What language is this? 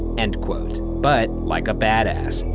English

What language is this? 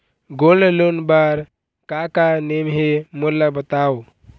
Chhattisgarhi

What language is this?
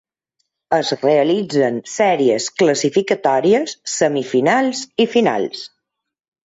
Catalan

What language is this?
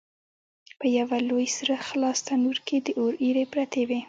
Pashto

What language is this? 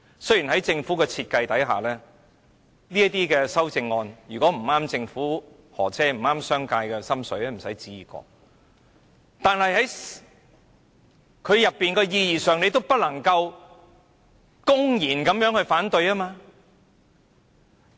Cantonese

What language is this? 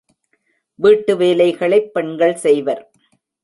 Tamil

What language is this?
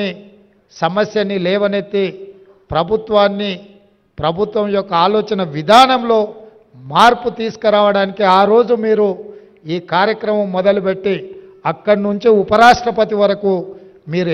Telugu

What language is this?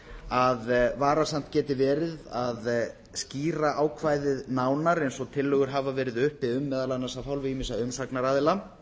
Icelandic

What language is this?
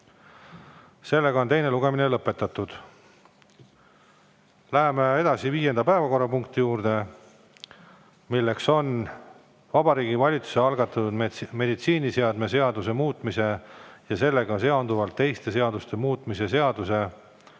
Estonian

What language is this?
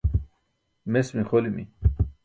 Burushaski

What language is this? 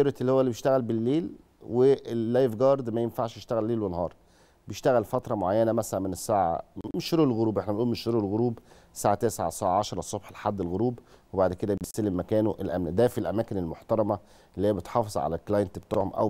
Arabic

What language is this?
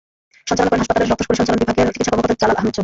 Bangla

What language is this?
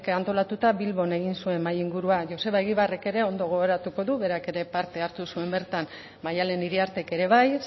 Basque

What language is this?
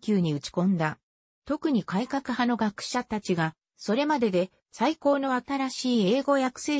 Japanese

